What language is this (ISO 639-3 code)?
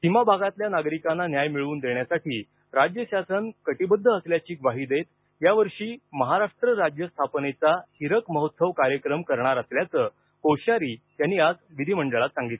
mar